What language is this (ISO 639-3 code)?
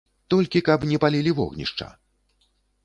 bel